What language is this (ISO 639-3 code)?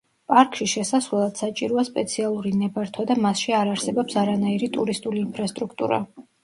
kat